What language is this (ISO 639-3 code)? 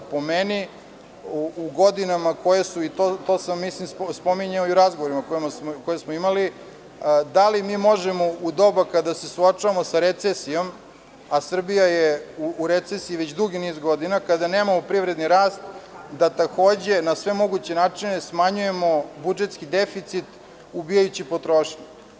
srp